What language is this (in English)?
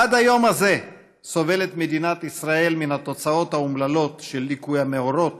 Hebrew